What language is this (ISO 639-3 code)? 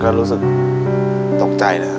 tha